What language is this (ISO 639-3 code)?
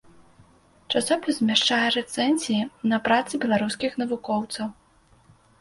bel